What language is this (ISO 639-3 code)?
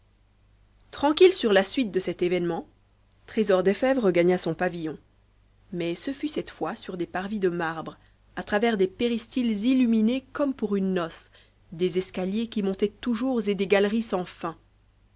fra